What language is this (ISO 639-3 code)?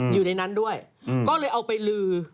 tha